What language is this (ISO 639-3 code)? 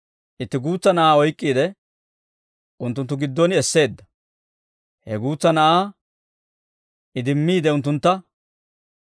dwr